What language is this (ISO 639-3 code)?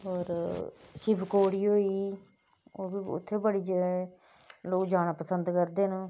doi